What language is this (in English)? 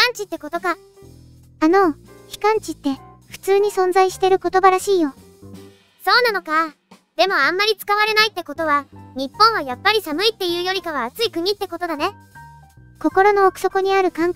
Japanese